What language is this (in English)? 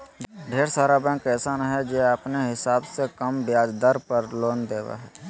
Magahi